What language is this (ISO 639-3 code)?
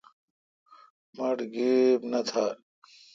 xka